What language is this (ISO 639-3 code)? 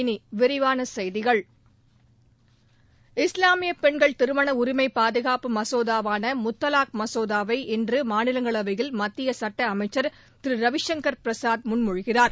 tam